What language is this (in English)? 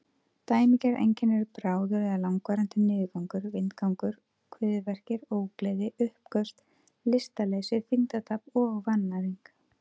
Icelandic